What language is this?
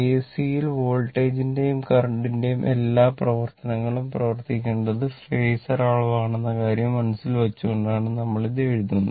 Malayalam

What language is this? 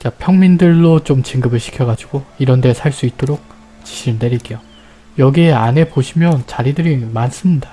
Korean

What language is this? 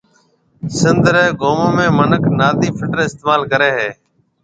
Marwari (Pakistan)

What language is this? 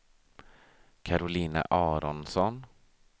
Swedish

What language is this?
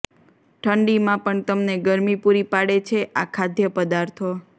Gujarati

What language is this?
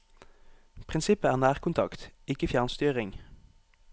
Norwegian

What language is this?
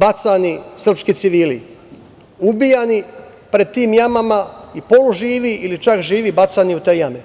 Serbian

